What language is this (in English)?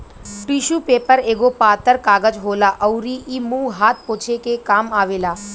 Bhojpuri